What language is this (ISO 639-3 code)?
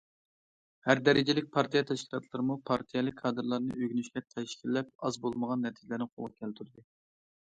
uig